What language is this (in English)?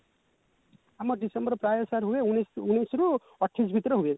Odia